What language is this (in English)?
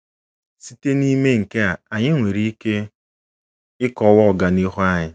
Igbo